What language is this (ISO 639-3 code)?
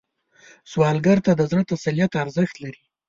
pus